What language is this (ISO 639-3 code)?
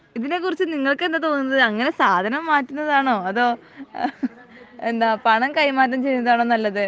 mal